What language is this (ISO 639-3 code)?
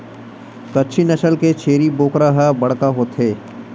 hne